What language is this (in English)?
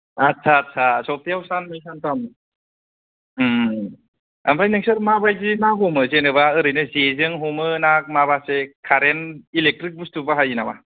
Bodo